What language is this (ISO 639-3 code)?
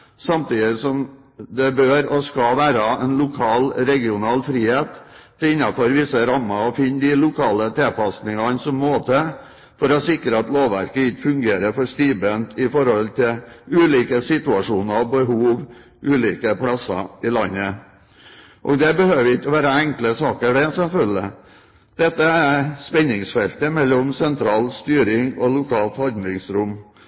nob